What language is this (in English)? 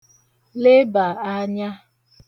Igbo